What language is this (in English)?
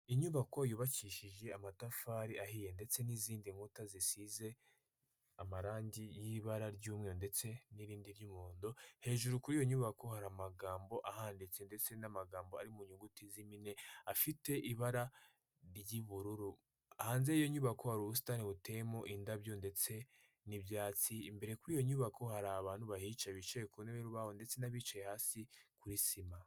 Kinyarwanda